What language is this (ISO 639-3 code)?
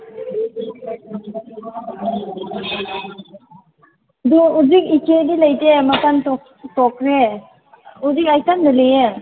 mni